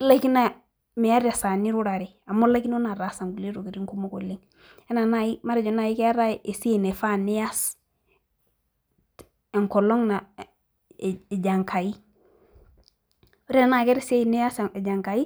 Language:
Masai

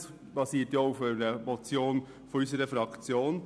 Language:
Swiss German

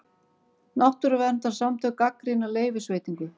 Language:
Icelandic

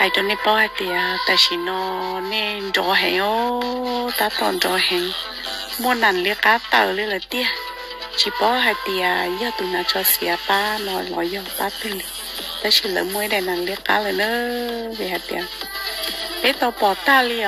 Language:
Thai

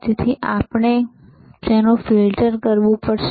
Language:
Gujarati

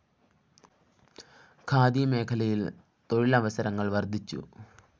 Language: Malayalam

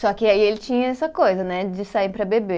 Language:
Portuguese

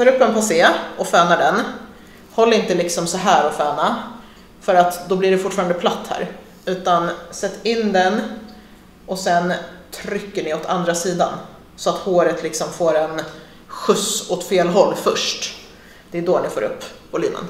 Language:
Swedish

